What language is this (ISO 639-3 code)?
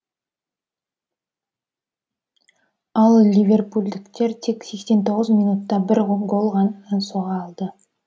kaz